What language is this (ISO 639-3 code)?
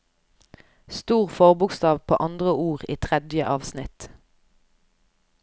nor